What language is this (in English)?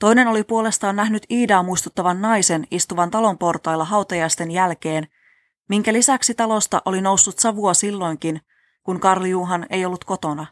Finnish